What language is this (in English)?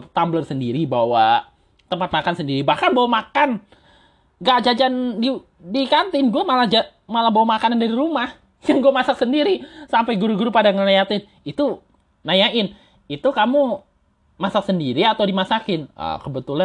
Indonesian